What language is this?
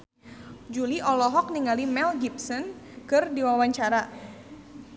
Sundanese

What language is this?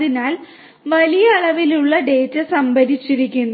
Malayalam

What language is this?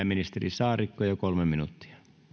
Finnish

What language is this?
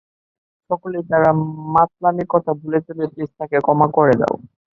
Bangla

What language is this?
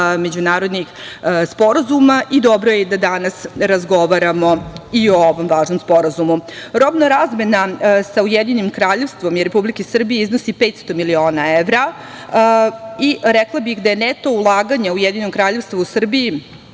Serbian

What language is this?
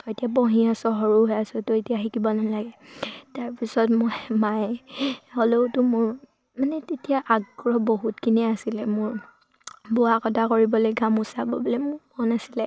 Assamese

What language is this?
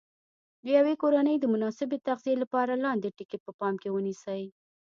Pashto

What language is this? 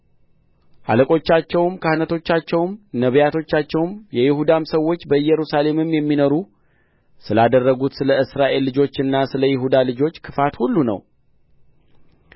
Amharic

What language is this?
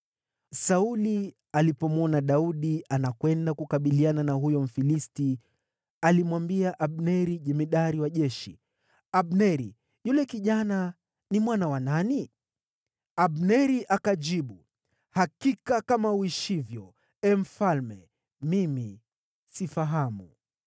Swahili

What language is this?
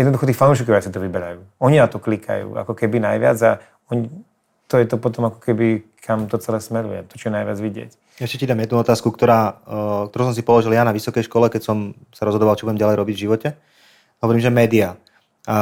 Czech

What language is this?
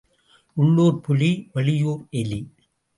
Tamil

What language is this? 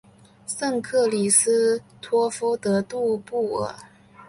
Chinese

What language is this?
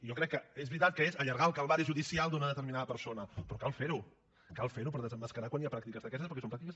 Catalan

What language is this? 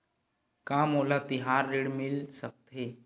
Chhattisgarhi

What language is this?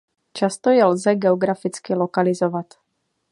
Czech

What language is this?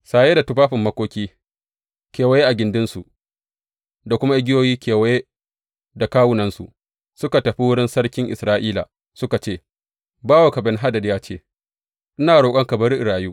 Hausa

